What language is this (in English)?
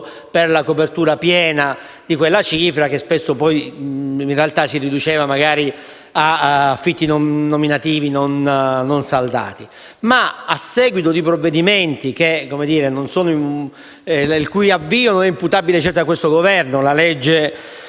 Italian